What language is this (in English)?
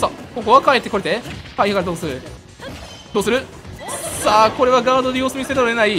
Japanese